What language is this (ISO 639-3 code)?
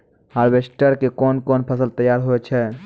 mai